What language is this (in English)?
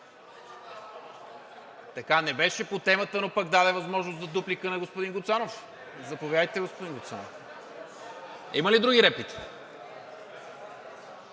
Bulgarian